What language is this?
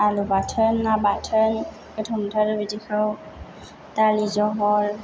Bodo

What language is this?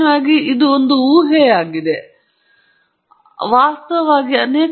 Kannada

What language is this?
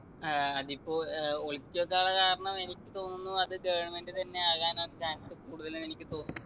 Malayalam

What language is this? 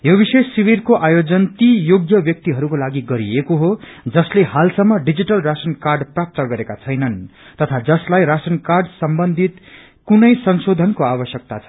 Nepali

